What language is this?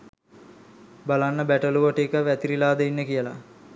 Sinhala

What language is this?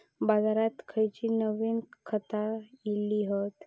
Marathi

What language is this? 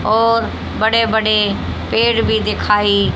Hindi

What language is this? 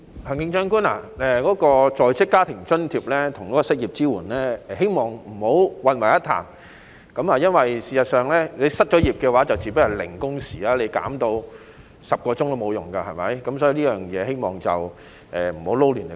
Cantonese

